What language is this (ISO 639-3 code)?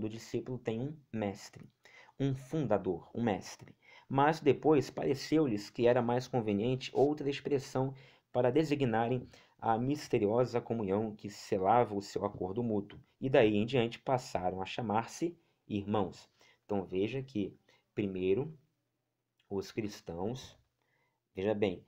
por